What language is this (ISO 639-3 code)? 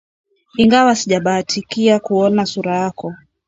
swa